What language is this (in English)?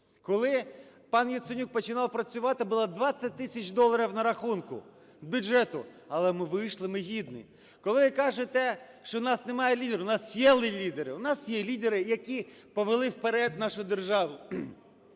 Ukrainian